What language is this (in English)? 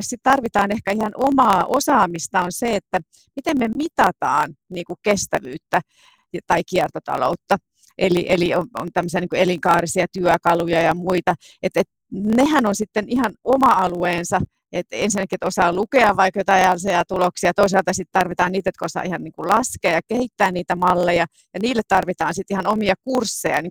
Finnish